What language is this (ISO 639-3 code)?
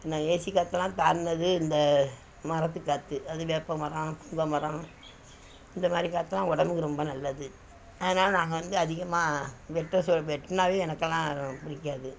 tam